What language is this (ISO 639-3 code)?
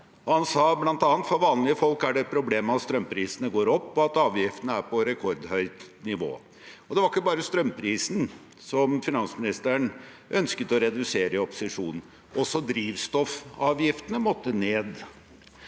nor